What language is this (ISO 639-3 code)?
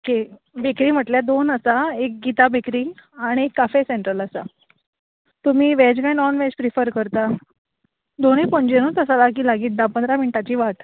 kok